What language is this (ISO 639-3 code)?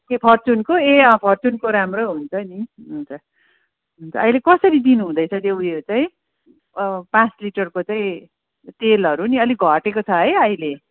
nep